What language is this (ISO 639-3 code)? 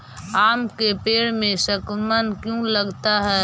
mag